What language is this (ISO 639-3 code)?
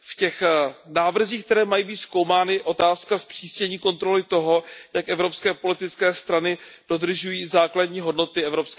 ces